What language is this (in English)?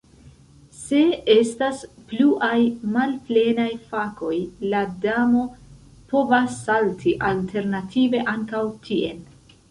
Esperanto